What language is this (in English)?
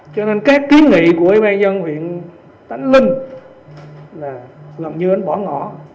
Vietnamese